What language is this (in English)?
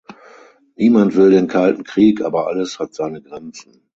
German